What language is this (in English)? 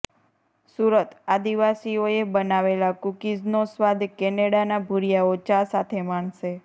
Gujarati